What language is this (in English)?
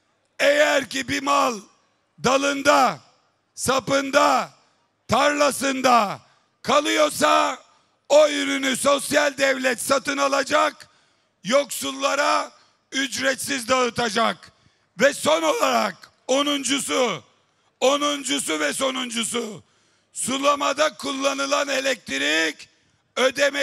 Turkish